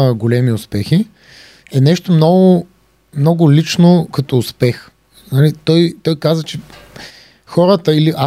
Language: Bulgarian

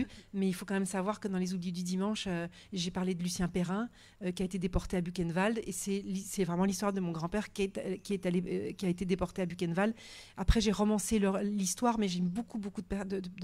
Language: French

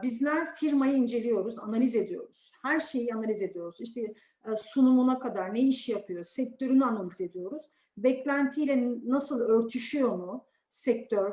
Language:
Turkish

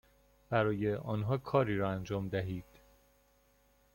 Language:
Persian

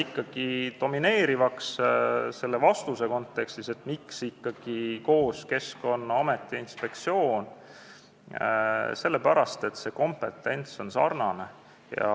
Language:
Estonian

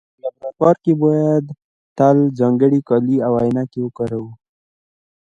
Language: Pashto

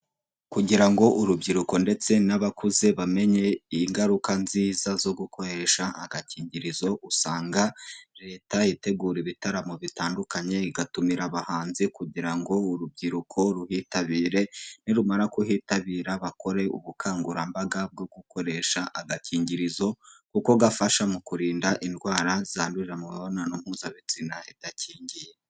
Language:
Kinyarwanda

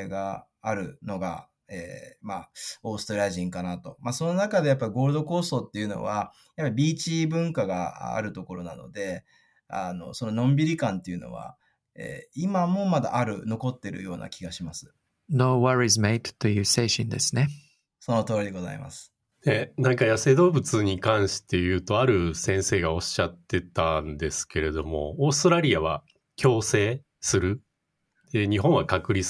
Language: Japanese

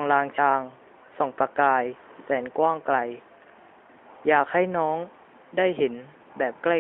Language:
Thai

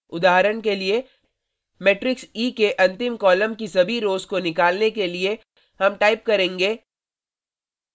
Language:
Hindi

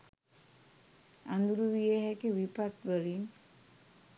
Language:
Sinhala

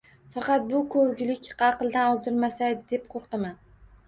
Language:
Uzbek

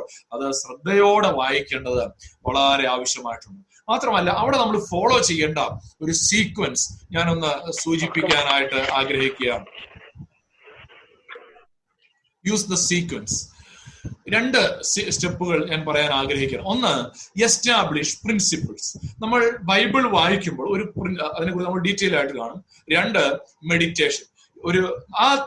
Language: Malayalam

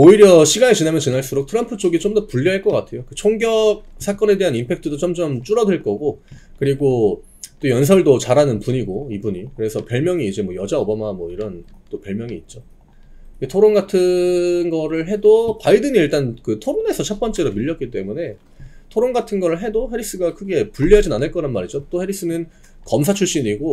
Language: Korean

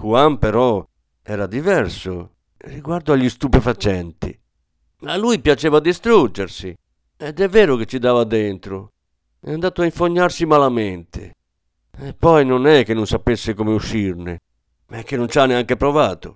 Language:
Italian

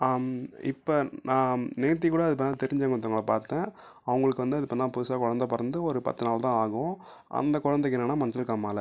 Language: Tamil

